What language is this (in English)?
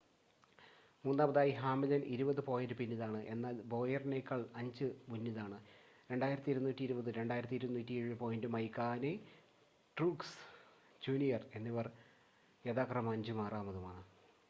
Malayalam